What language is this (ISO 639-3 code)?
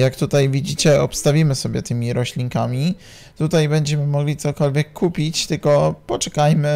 pol